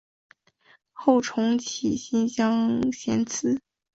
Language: Chinese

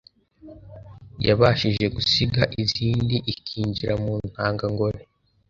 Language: Kinyarwanda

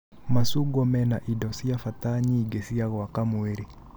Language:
Kikuyu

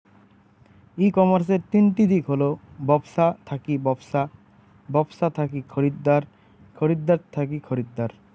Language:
Bangla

